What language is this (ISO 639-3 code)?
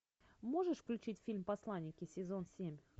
rus